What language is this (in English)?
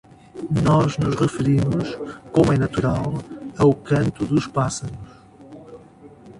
Portuguese